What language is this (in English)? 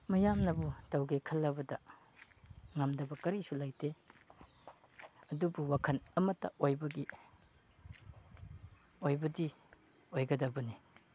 Manipuri